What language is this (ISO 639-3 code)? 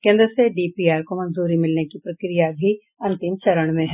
hin